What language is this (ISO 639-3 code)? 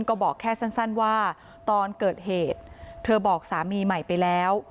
tha